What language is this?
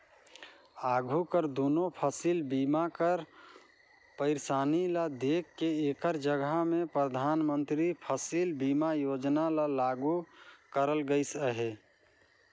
Chhattisgarhi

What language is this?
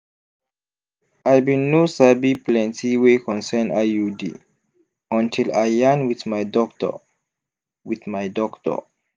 Nigerian Pidgin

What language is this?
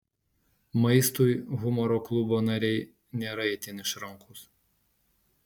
Lithuanian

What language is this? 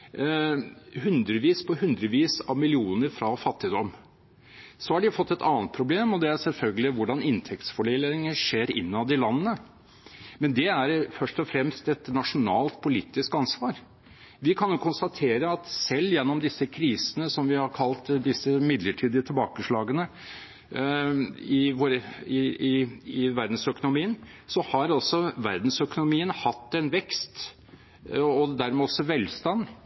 Norwegian Bokmål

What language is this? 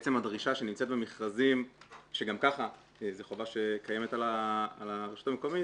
Hebrew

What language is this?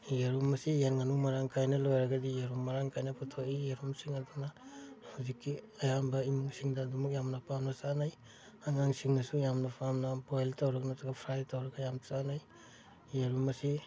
Manipuri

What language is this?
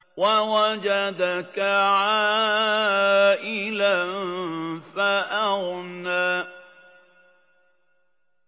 Arabic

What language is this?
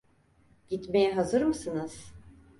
Turkish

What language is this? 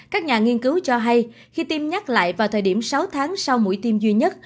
Vietnamese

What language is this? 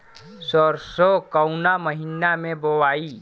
Bhojpuri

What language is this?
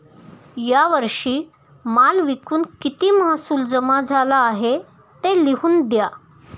Marathi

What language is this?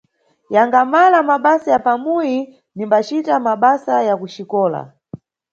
Nyungwe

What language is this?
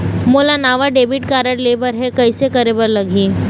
Chhattisgarhi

